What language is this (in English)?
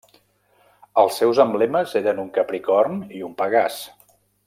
Catalan